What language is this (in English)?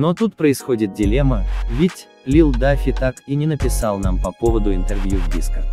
Russian